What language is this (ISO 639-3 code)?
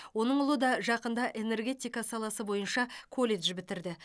kaz